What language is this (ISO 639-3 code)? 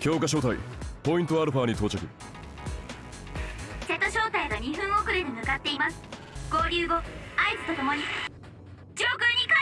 jpn